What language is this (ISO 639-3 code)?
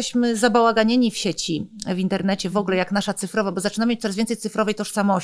pol